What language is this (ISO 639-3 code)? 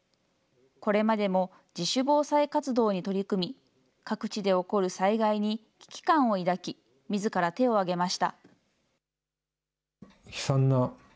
jpn